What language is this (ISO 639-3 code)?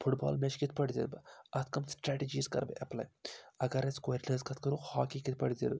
kas